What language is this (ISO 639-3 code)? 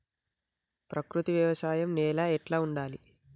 tel